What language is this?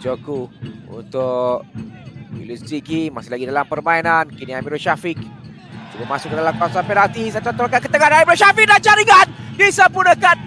Malay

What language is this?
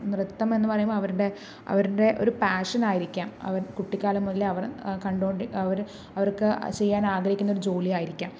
Malayalam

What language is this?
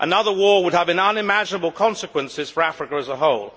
English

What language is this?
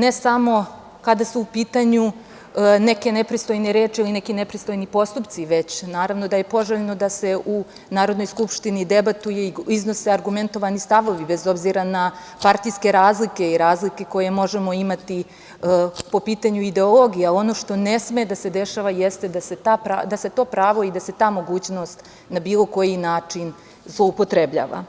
Serbian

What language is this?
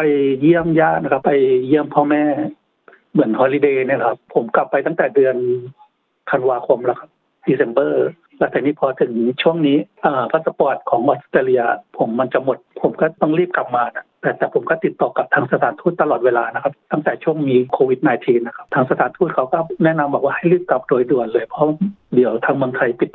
Thai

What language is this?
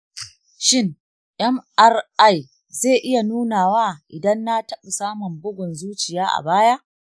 Hausa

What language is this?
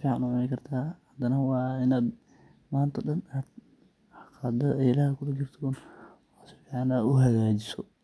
Somali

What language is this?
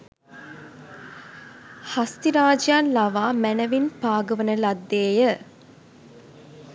Sinhala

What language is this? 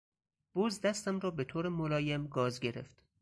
Persian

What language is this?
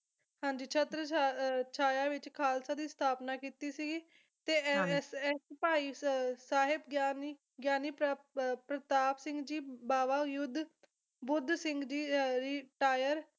Punjabi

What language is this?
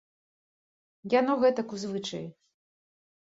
Belarusian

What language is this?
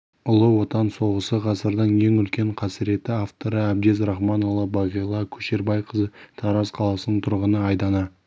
Kazakh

